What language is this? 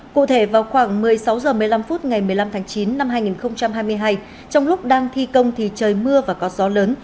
Vietnamese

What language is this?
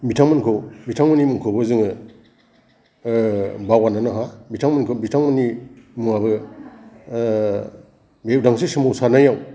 Bodo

